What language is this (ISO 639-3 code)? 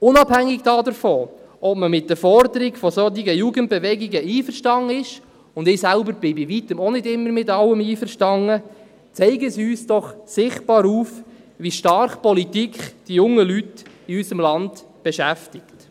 gsw